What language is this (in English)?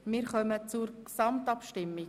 Swiss German